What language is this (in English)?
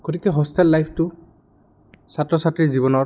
Assamese